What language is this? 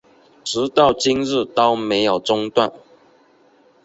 Chinese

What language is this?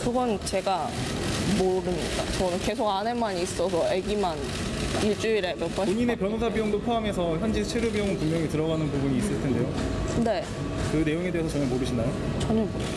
Korean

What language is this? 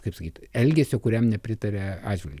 Lithuanian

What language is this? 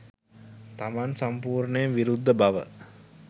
Sinhala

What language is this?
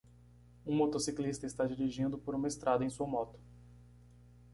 Portuguese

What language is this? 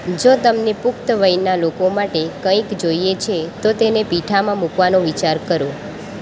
Gujarati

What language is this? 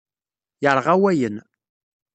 Kabyle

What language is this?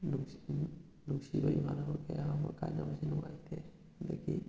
Manipuri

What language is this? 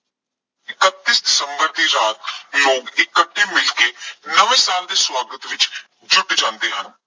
Punjabi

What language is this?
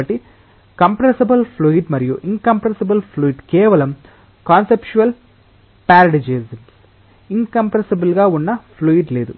Telugu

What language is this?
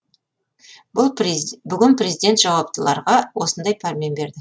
Kazakh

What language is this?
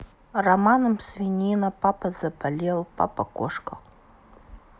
Russian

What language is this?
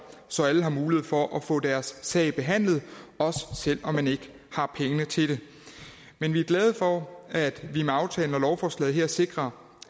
Danish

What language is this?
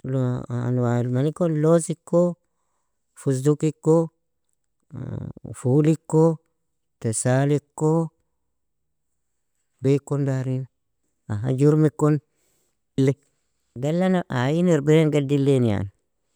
Nobiin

